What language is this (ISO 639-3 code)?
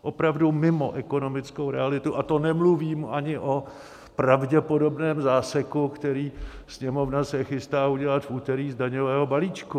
ces